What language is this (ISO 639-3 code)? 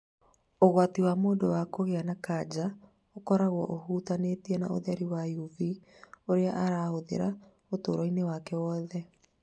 kik